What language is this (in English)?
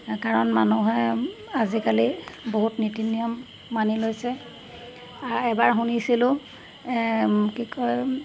Assamese